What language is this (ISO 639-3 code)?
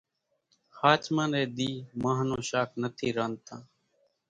gjk